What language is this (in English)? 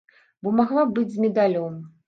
Belarusian